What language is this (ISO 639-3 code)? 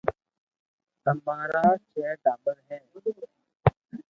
lrk